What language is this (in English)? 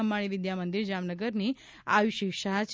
Gujarati